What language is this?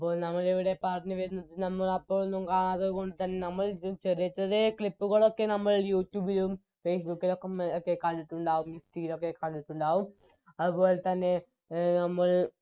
Malayalam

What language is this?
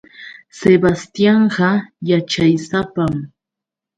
Yauyos Quechua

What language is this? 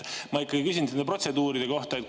Estonian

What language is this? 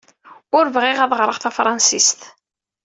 Kabyle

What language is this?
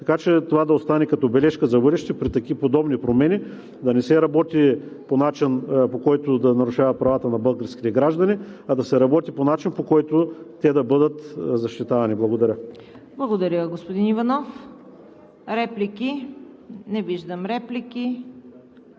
Bulgarian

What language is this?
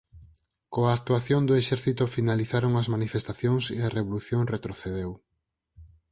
Galician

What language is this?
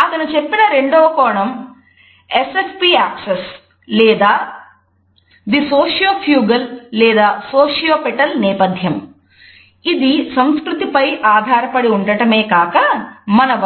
Telugu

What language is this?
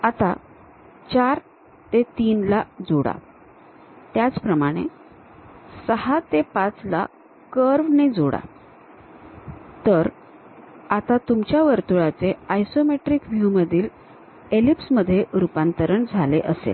Marathi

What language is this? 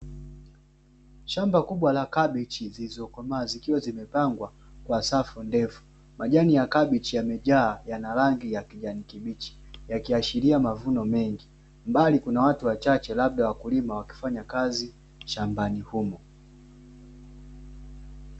Swahili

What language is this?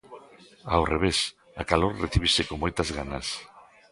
Galician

